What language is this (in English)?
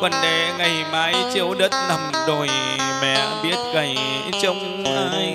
Vietnamese